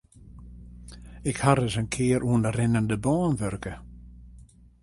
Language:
Western Frisian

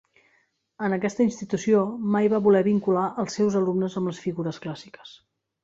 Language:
Catalan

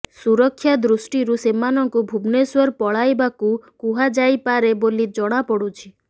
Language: Odia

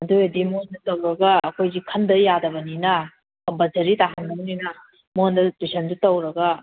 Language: Manipuri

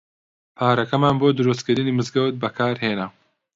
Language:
Central Kurdish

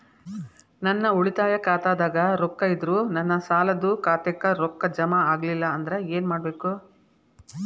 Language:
Kannada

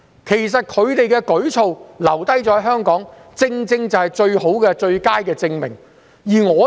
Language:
Cantonese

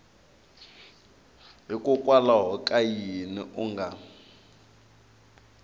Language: Tsonga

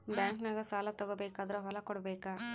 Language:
Kannada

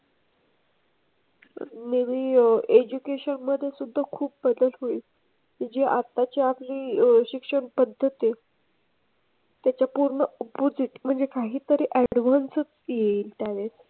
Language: Marathi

